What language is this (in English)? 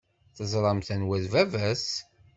Kabyle